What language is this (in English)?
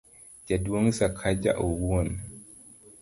Luo (Kenya and Tanzania)